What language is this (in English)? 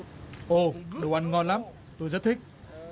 Vietnamese